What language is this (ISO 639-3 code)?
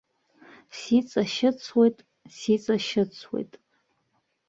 abk